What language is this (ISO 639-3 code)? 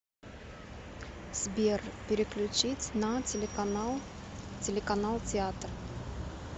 rus